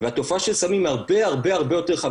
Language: Hebrew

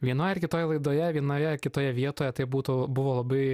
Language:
Lithuanian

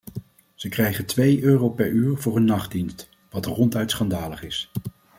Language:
Dutch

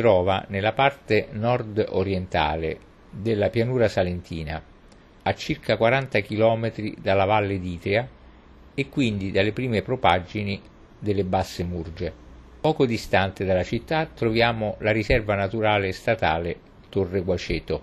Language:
Italian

